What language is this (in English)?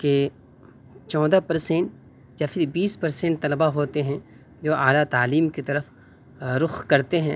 Urdu